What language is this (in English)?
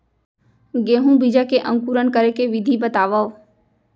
Chhattisgarhi